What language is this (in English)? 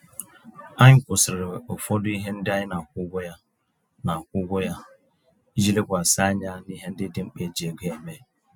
Igbo